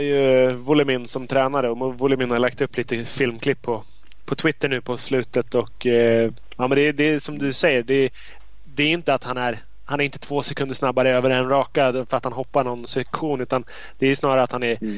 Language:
Swedish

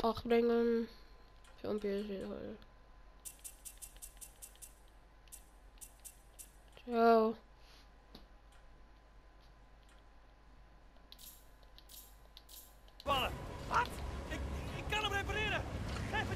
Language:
Dutch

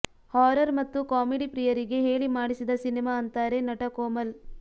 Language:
Kannada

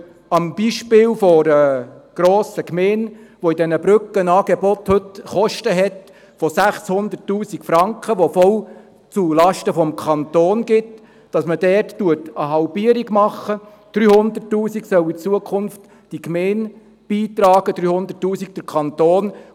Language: Swiss German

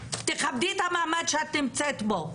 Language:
Hebrew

